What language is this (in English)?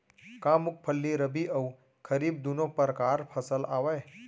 Chhattisgarhi